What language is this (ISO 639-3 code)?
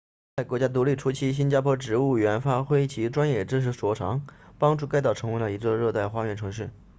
zho